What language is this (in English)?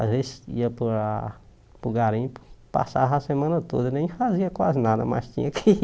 Portuguese